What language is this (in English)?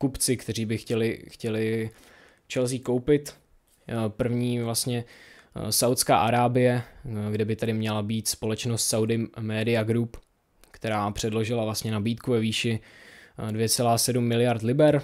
Czech